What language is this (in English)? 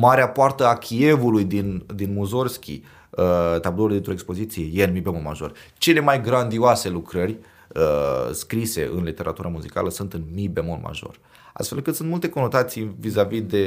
Romanian